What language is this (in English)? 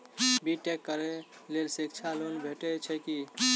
Maithili